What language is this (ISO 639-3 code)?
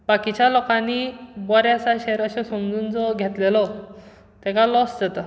kok